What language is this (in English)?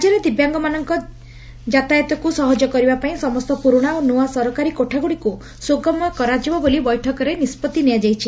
Odia